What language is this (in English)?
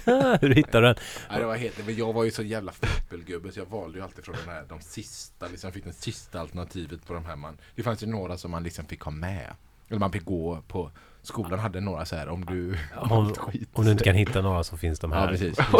Swedish